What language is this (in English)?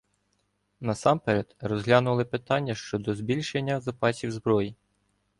Ukrainian